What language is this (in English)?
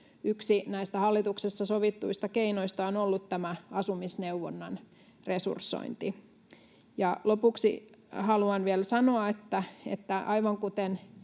Finnish